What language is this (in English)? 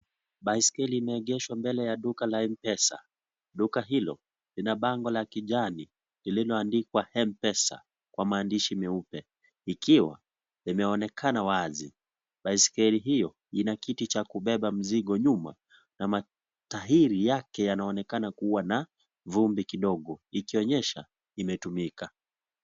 Swahili